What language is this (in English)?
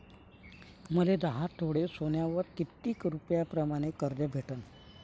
Marathi